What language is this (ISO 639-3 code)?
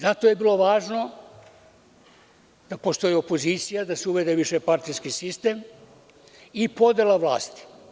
srp